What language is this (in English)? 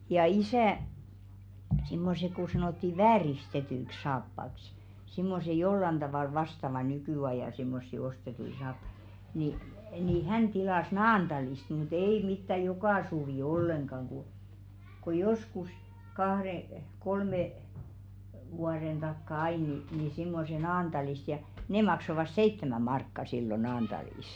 Finnish